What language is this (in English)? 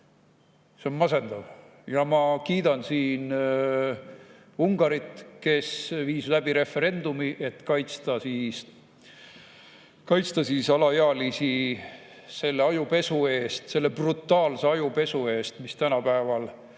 Estonian